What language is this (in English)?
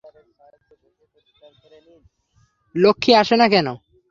Bangla